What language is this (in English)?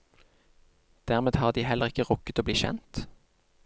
Norwegian